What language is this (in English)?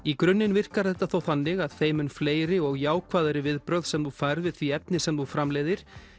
Icelandic